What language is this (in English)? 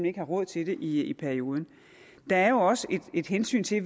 Danish